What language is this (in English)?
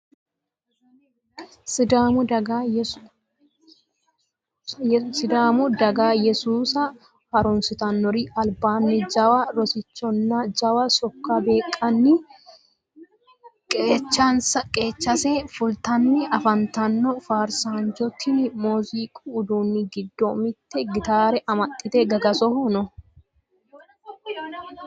Sidamo